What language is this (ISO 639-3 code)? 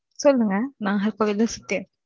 tam